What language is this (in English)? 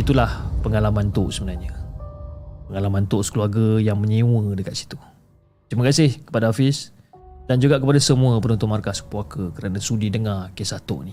Malay